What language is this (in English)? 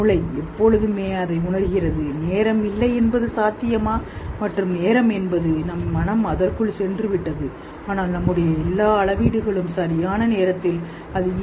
Tamil